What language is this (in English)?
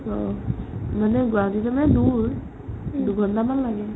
Assamese